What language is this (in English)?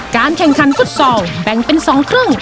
Thai